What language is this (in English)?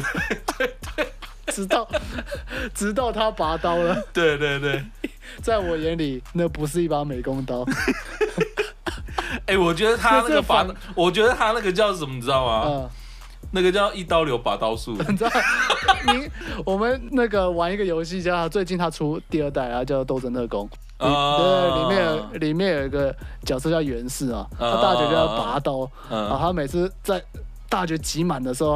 Chinese